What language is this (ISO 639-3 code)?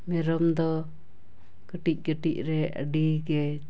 sat